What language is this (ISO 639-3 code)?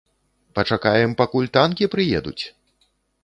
bel